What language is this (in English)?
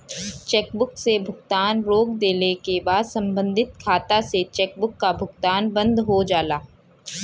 Bhojpuri